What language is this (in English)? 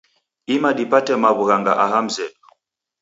Taita